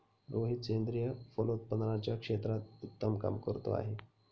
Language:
Marathi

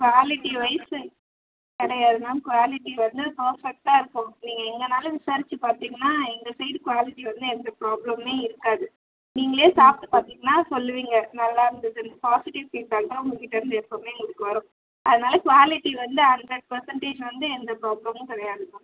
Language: Tamil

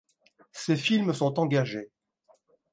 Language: French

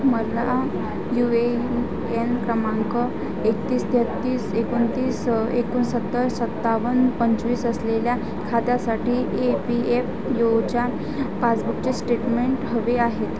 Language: Marathi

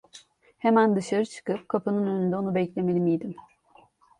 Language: Turkish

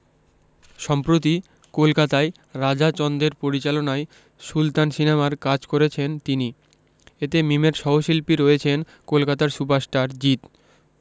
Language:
Bangla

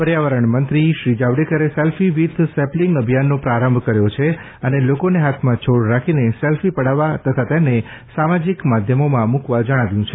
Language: Gujarati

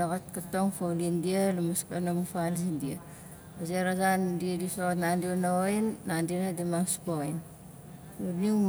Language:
Nalik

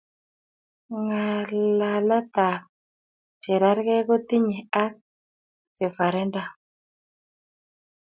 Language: Kalenjin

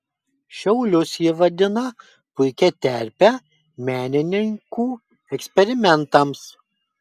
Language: Lithuanian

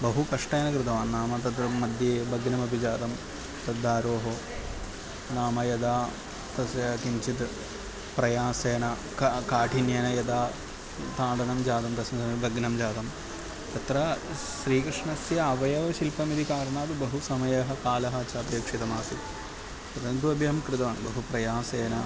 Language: Sanskrit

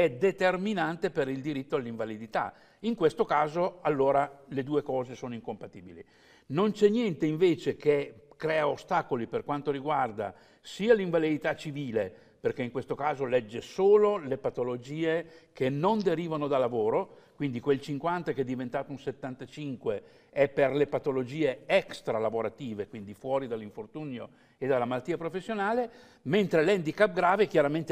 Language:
Italian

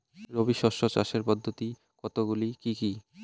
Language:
Bangla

